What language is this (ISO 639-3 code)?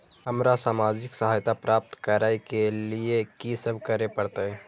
mai